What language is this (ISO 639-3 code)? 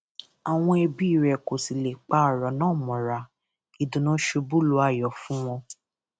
yor